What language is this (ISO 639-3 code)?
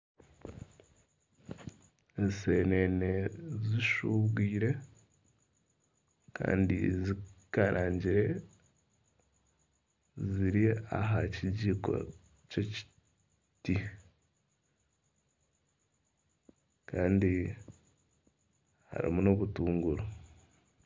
nyn